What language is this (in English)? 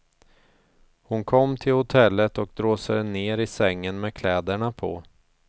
Swedish